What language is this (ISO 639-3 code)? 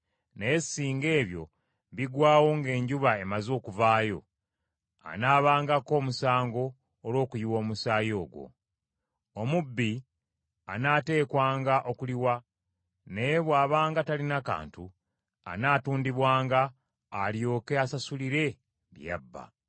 lug